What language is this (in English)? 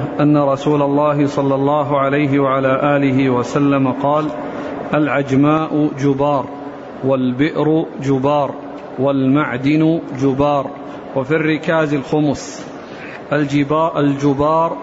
Arabic